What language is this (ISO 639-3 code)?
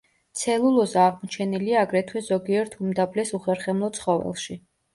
kat